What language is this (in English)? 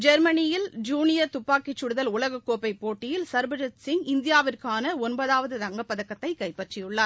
Tamil